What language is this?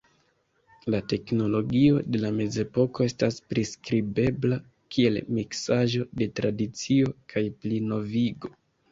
Esperanto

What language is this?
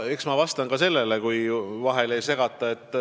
Estonian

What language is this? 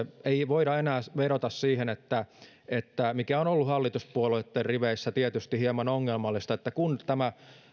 Finnish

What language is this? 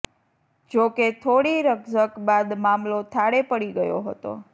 Gujarati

